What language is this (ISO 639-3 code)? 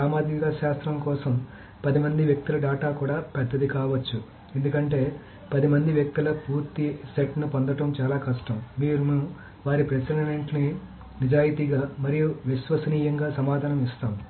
tel